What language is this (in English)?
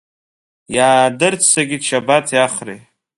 Abkhazian